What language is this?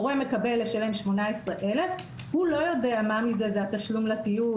Hebrew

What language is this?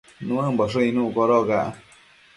Matsés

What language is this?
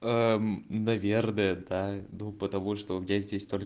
Russian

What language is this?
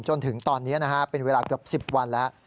Thai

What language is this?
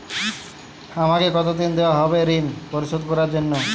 Bangla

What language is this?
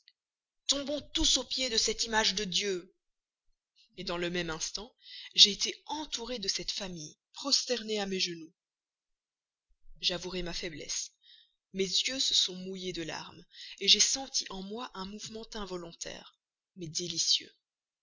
French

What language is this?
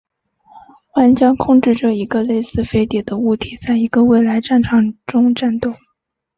Chinese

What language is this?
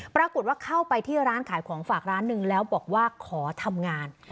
Thai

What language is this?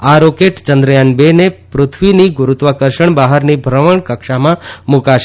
Gujarati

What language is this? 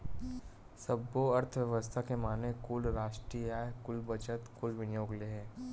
Chhattisgarhi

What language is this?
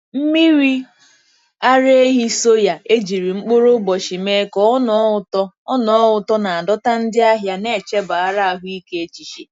Igbo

